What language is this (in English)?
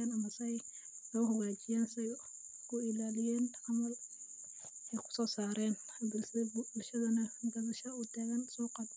Somali